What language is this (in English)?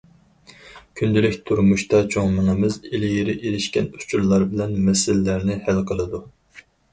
Uyghur